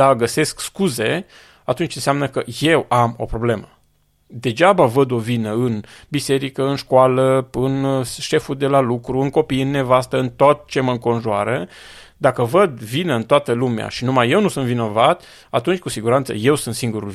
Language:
Romanian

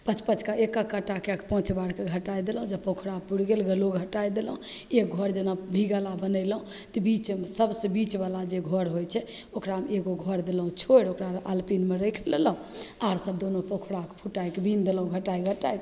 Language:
Maithili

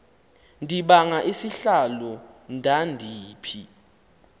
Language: Xhosa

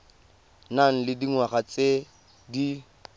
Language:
Tswana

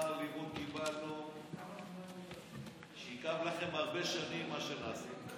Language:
Hebrew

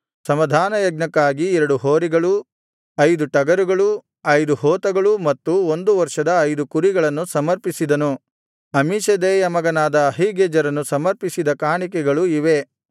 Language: Kannada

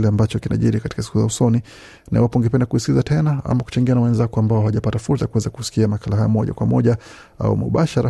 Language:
Swahili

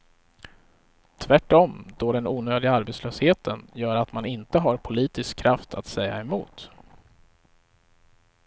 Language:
Swedish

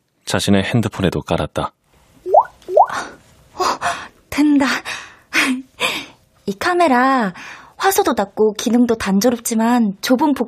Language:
Korean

